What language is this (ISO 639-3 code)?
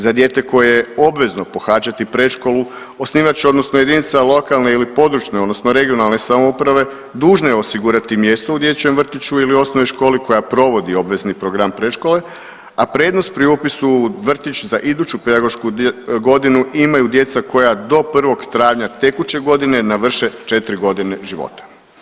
hrv